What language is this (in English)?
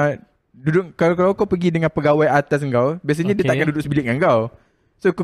Malay